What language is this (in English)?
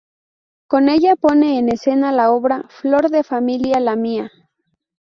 Spanish